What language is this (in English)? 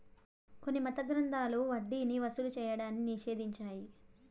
Telugu